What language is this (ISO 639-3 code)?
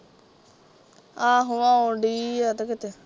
pan